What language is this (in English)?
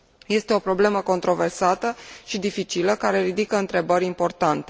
Romanian